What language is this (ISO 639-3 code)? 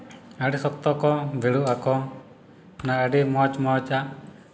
sat